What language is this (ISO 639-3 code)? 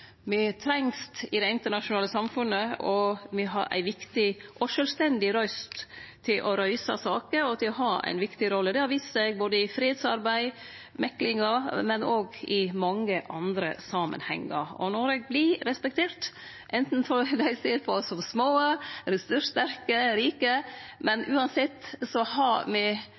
nno